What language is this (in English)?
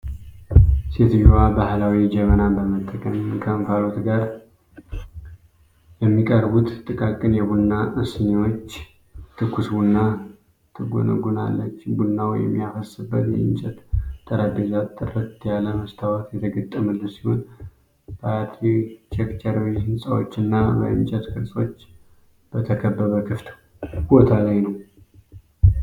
Amharic